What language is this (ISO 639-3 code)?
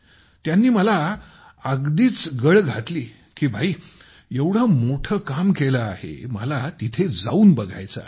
mar